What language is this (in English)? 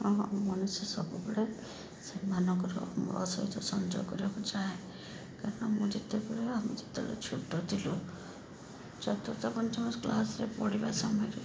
Odia